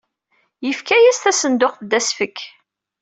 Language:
Kabyle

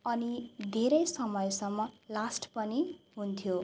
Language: Nepali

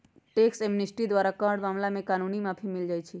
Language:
Magahi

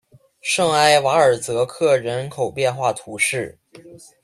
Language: Chinese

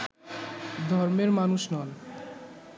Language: Bangla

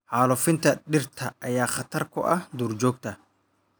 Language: Somali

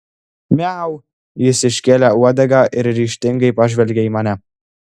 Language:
Lithuanian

